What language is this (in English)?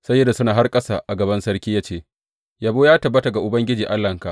Hausa